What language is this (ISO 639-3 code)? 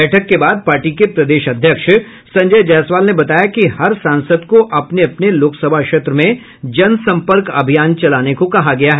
hin